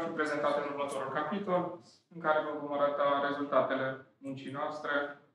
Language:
Romanian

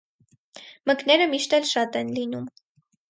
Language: Armenian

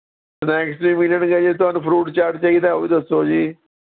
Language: Punjabi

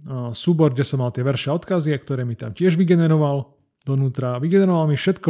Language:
Slovak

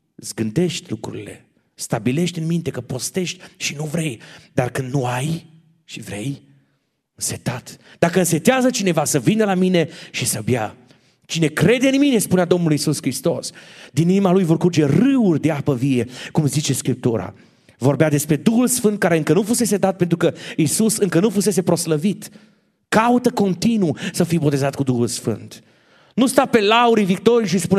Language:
Romanian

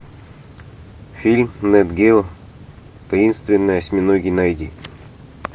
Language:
Russian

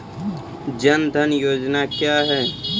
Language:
Maithili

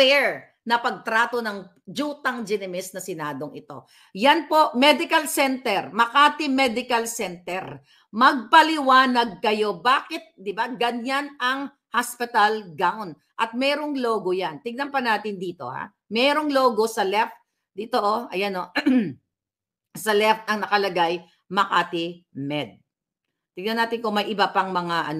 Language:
Filipino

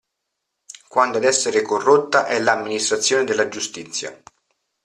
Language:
Italian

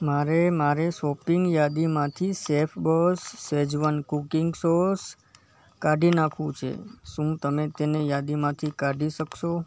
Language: Gujarati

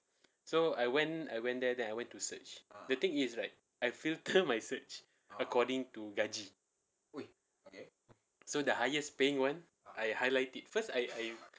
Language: English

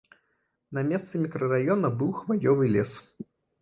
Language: Belarusian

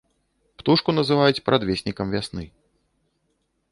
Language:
Belarusian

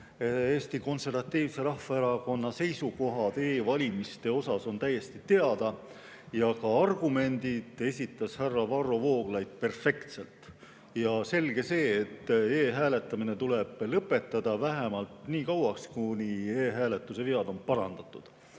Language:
Estonian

